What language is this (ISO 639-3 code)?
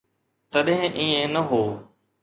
snd